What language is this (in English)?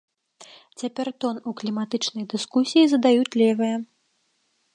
Belarusian